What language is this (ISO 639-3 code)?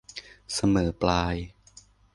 tha